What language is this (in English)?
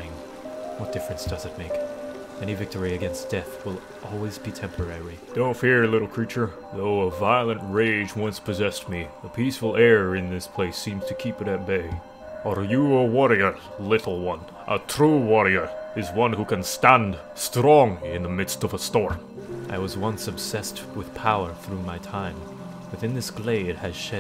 English